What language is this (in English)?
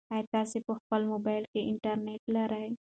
Pashto